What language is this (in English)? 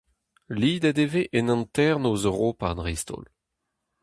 Breton